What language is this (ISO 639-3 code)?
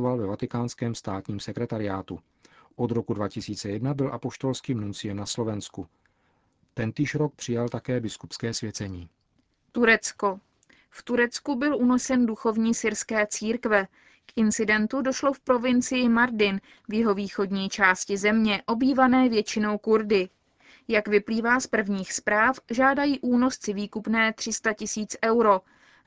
ces